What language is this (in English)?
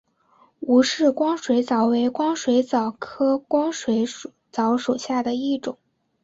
Chinese